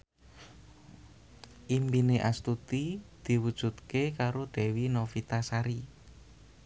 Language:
Javanese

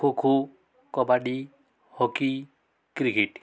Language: Odia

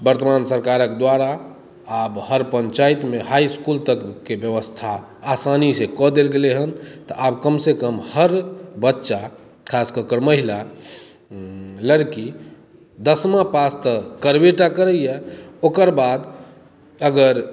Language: Maithili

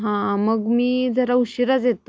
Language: Marathi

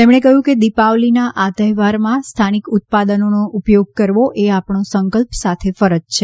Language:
Gujarati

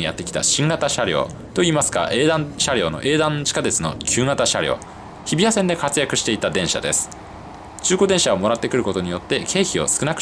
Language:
Japanese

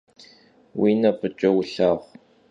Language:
Kabardian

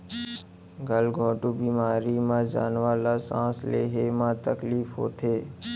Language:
Chhattisgarhi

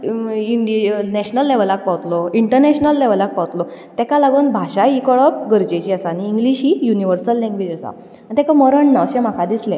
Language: Konkani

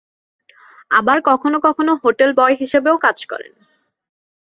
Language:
Bangla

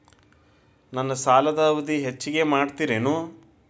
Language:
Kannada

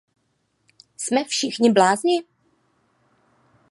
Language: Czech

